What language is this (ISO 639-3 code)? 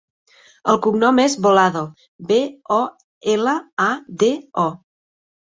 cat